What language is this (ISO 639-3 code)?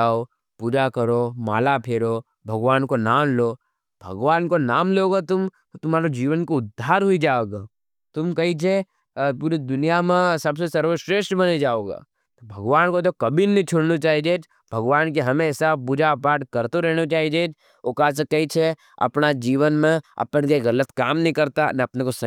noe